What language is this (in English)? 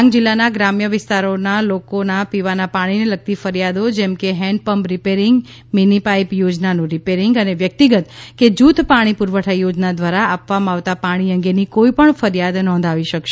Gujarati